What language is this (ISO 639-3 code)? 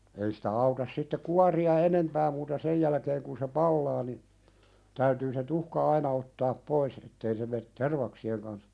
fin